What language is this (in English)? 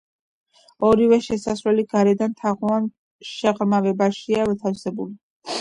Georgian